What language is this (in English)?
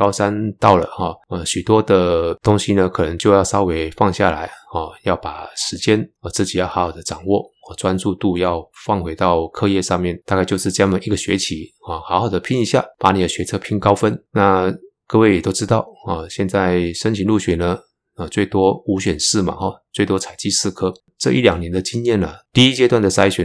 Chinese